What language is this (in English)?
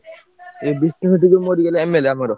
Odia